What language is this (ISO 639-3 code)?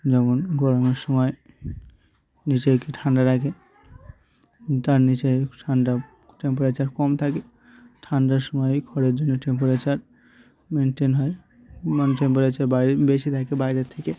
ben